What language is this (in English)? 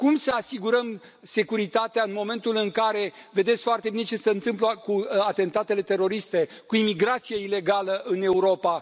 Romanian